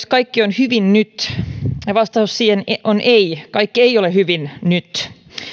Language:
Finnish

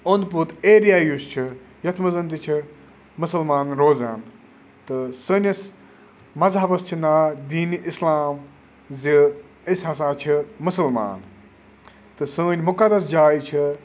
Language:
Kashmiri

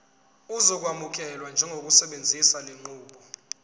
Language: Zulu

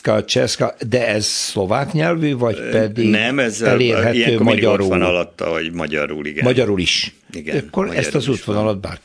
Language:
Hungarian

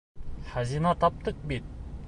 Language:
Bashkir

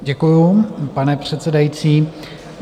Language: Czech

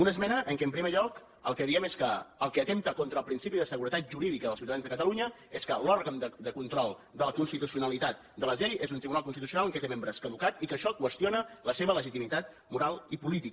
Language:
Catalan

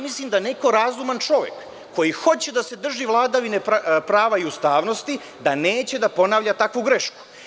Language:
Serbian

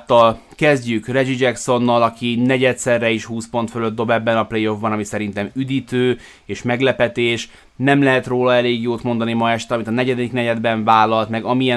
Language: Hungarian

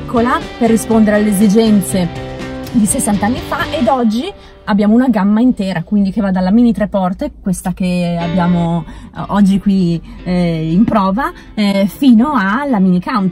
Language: Italian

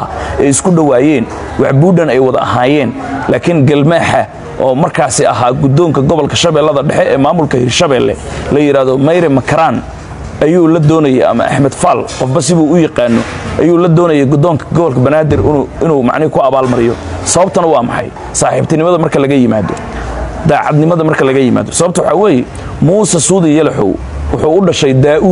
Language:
Arabic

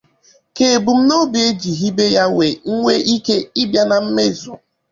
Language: Igbo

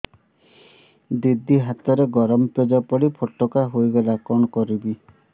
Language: Odia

